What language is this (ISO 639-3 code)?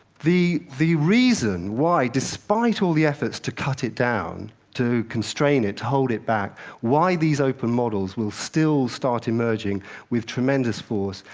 eng